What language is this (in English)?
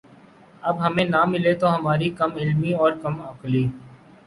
Urdu